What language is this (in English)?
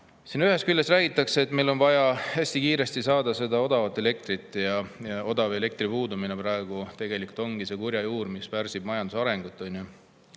Estonian